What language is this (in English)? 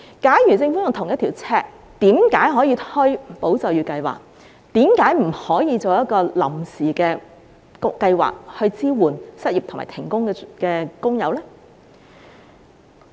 Cantonese